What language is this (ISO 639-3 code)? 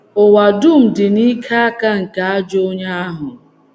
ibo